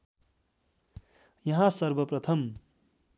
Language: Nepali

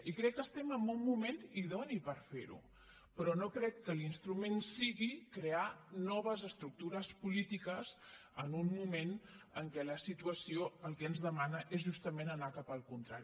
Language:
Catalan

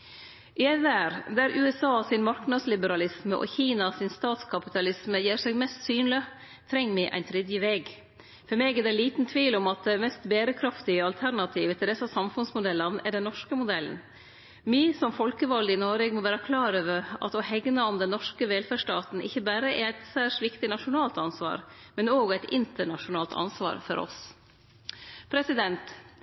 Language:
Norwegian Nynorsk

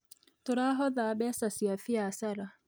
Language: Kikuyu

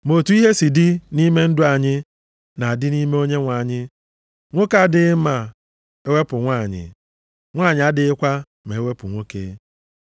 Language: Igbo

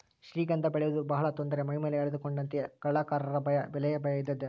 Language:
Kannada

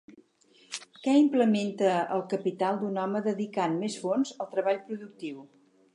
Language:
Catalan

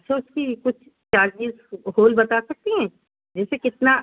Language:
Urdu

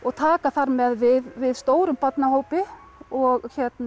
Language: Icelandic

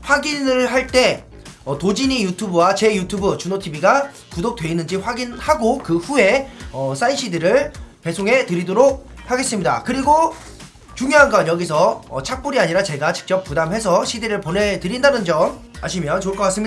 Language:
Korean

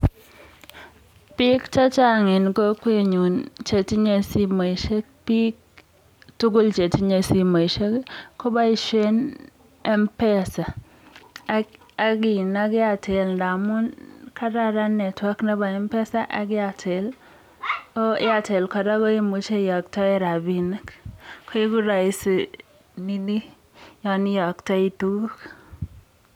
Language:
Kalenjin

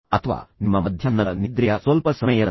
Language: Kannada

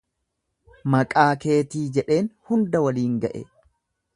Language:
Oromo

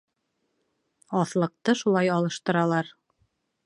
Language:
Bashkir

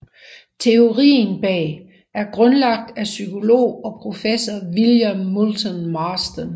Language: Danish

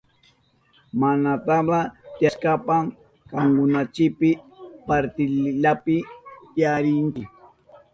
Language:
Southern Pastaza Quechua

